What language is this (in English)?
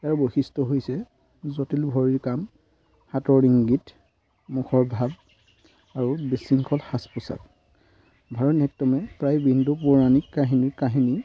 Assamese